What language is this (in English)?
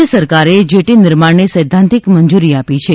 Gujarati